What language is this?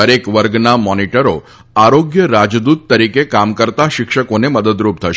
Gujarati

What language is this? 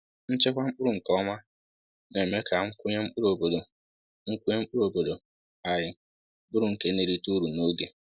Igbo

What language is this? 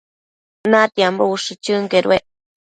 Matsés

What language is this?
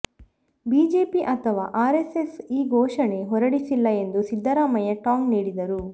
Kannada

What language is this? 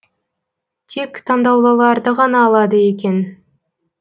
Kazakh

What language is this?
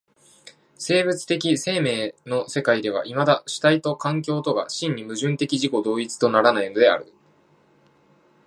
Japanese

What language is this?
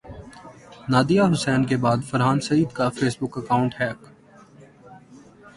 Urdu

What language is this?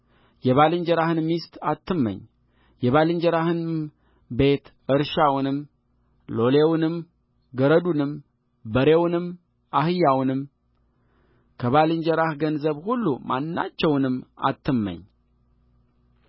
Amharic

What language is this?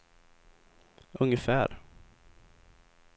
Swedish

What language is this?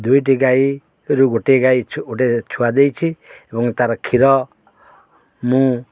Odia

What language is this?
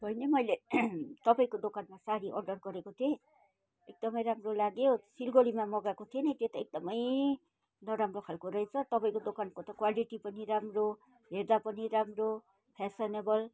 Nepali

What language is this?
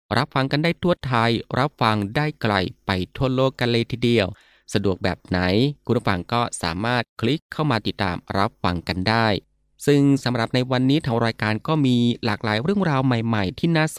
Thai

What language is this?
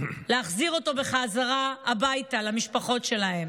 Hebrew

